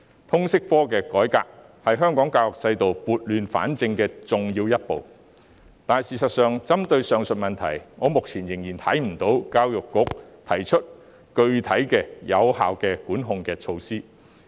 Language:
Cantonese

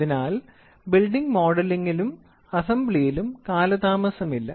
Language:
Malayalam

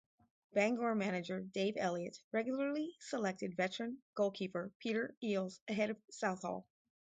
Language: English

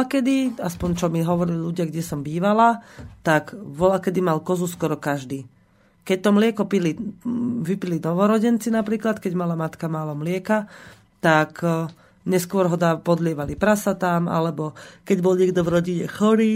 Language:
Slovak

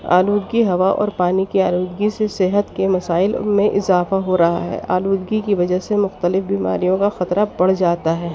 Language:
Urdu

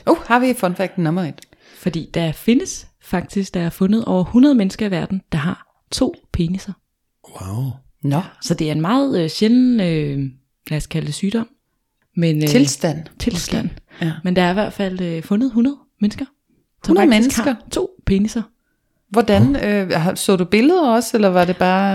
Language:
Danish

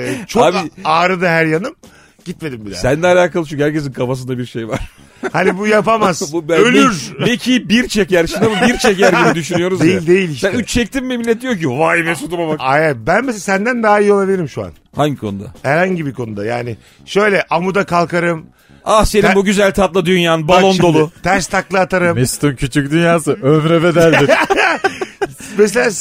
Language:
Turkish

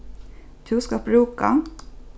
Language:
Faroese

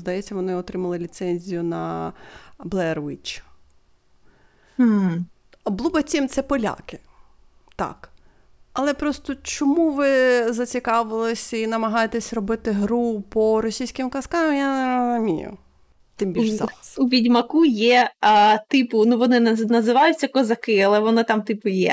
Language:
Ukrainian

